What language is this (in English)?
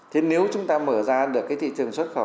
Vietnamese